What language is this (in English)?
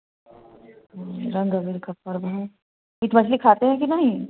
Hindi